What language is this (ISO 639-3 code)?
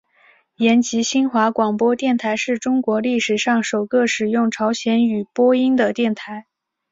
zho